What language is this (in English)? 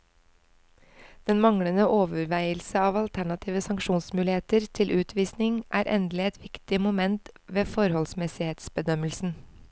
Norwegian